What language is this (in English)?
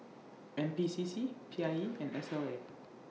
English